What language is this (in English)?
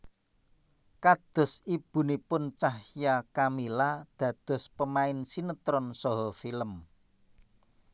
Javanese